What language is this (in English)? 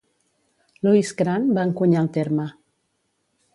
Catalan